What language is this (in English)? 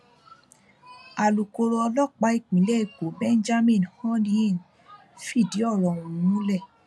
Yoruba